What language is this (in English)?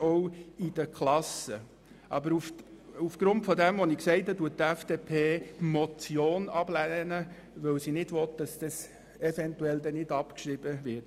Swiss German